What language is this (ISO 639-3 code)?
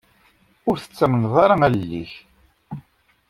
kab